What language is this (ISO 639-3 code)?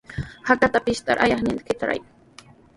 qws